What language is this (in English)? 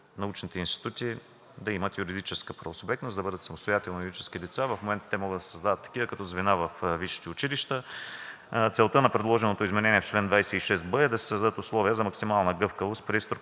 Bulgarian